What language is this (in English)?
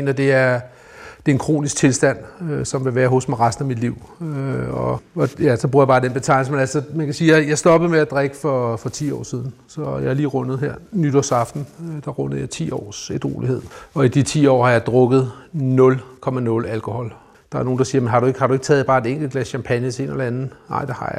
Danish